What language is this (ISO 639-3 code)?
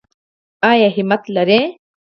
pus